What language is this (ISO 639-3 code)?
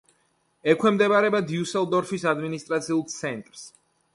kat